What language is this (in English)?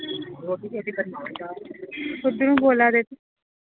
Dogri